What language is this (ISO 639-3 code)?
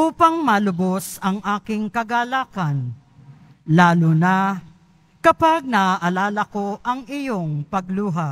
fil